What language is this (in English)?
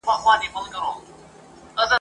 Pashto